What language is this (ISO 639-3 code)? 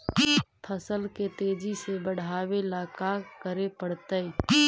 mag